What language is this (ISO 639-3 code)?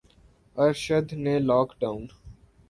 urd